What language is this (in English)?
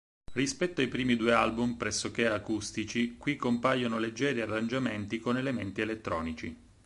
Italian